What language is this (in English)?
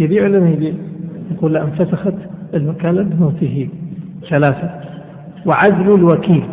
Arabic